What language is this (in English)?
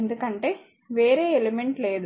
Telugu